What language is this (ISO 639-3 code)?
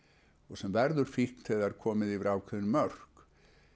isl